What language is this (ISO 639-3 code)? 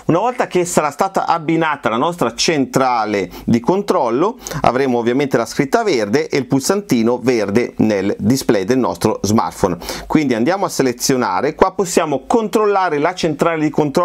ita